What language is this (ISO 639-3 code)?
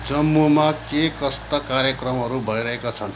nep